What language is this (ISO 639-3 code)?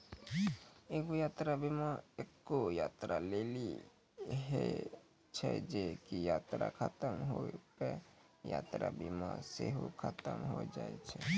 mai